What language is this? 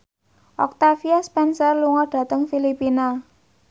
Javanese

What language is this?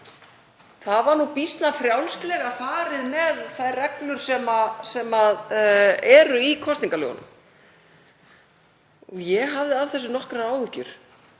Icelandic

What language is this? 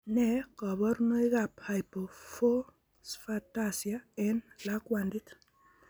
Kalenjin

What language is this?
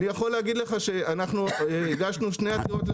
Hebrew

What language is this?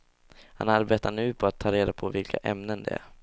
Swedish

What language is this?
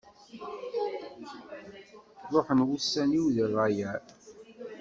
Kabyle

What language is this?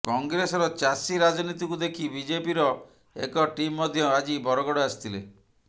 Odia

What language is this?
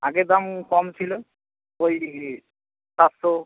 Bangla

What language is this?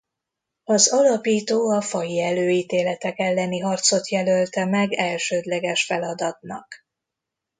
Hungarian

